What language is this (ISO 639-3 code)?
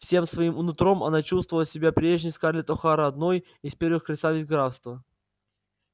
rus